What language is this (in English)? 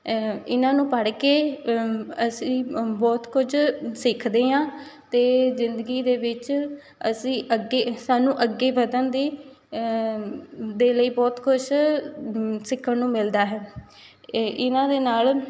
Punjabi